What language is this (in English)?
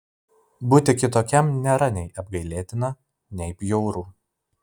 Lithuanian